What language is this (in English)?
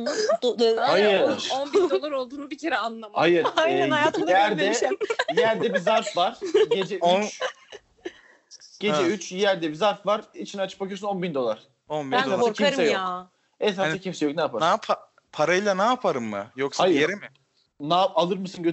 Turkish